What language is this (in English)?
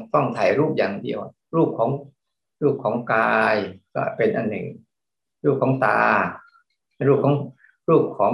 Thai